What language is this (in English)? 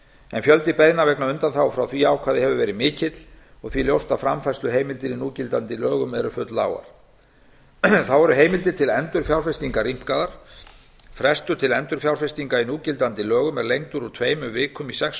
Icelandic